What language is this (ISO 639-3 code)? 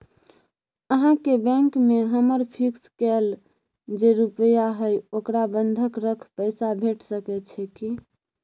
mai